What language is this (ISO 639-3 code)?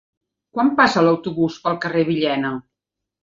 cat